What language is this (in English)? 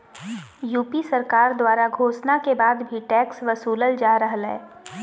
Magahi